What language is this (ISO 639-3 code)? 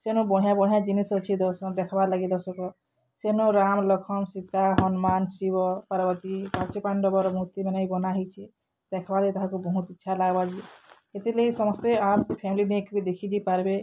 ori